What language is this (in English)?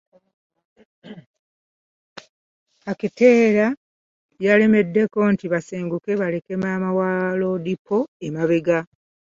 Ganda